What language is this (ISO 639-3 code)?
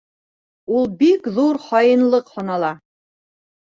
bak